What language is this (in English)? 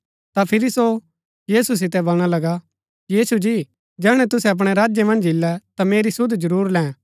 Gaddi